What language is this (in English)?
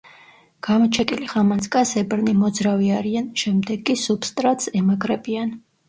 Georgian